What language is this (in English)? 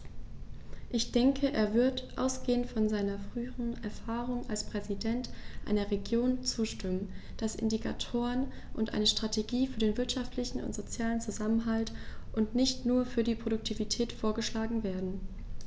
German